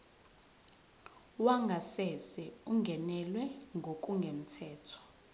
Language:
Zulu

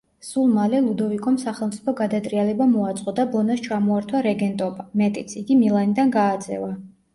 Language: Georgian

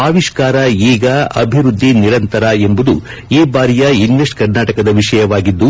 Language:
Kannada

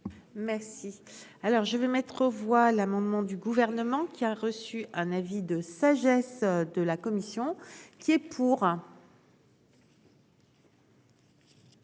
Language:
French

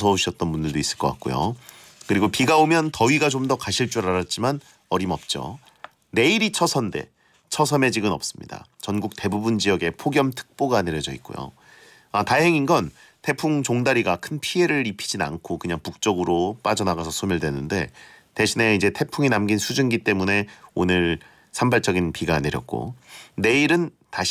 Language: Korean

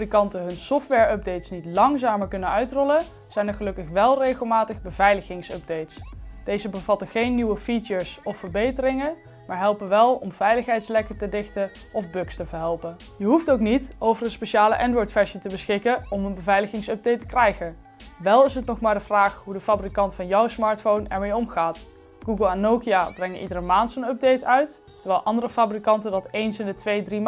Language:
Dutch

